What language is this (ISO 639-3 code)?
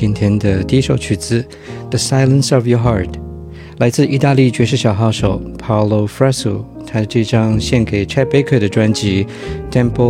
zho